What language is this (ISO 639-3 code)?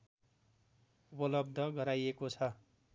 nep